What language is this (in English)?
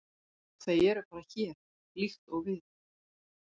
Icelandic